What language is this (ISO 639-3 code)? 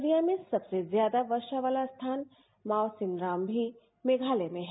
hin